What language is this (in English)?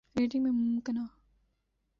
Urdu